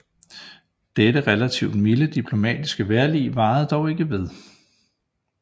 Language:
Danish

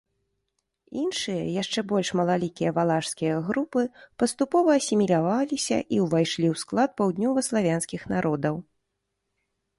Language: Belarusian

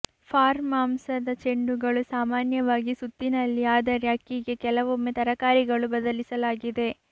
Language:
Kannada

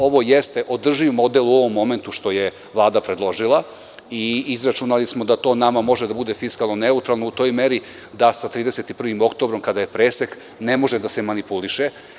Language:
Serbian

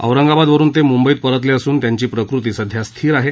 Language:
Marathi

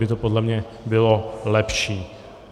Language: Czech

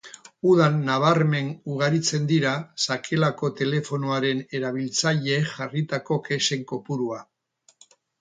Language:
Basque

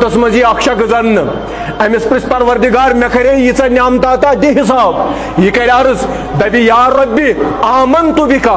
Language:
Romanian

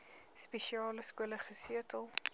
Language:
Afrikaans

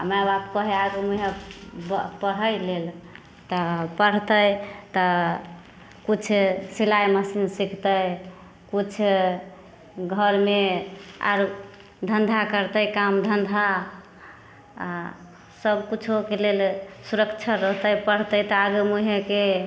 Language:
Maithili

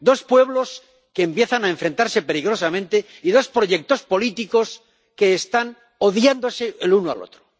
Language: Spanish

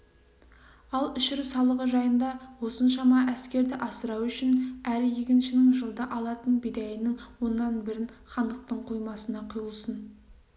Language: Kazakh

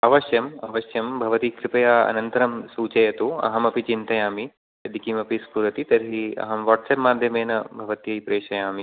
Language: Sanskrit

